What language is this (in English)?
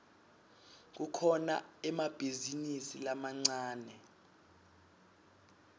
Swati